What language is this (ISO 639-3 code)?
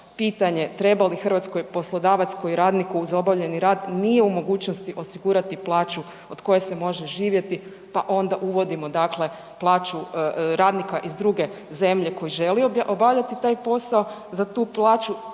hrv